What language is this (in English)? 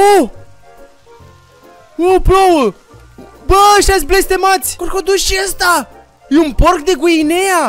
Romanian